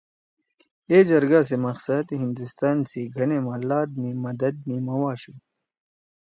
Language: Torwali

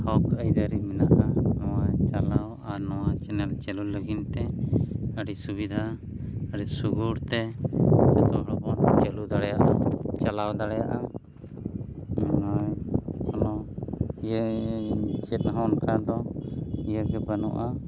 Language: Santali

